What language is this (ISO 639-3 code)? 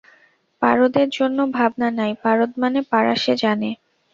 ben